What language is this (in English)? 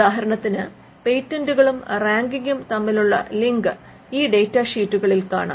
Malayalam